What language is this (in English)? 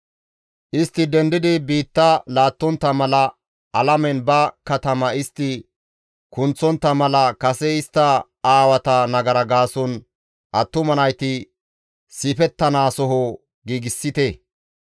Gamo